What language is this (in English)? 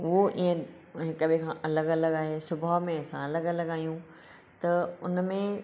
Sindhi